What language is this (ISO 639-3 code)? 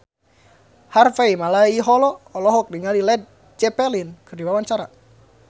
sun